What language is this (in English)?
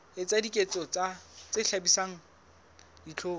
Southern Sotho